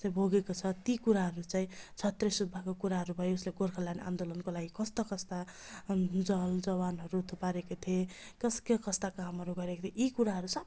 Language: Nepali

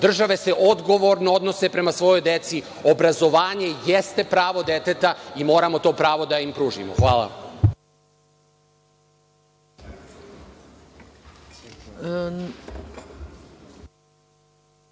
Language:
Serbian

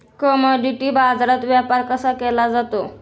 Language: Marathi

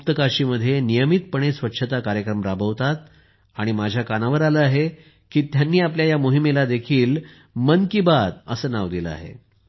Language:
Marathi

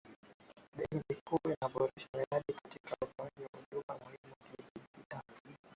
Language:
Swahili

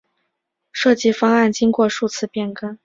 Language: Chinese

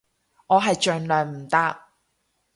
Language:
Cantonese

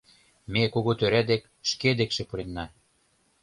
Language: Mari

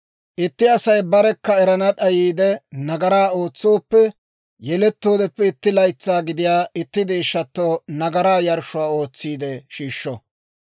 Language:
Dawro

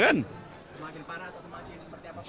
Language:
Indonesian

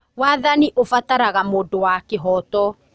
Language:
Kikuyu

